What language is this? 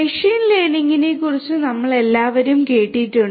Malayalam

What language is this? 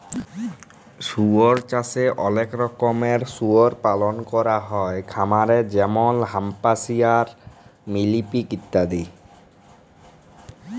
Bangla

